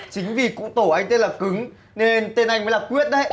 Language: Vietnamese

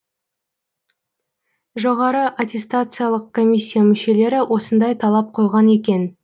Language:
Kazakh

